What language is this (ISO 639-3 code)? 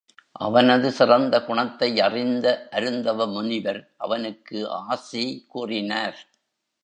tam